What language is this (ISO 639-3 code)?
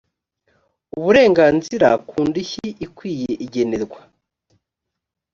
kin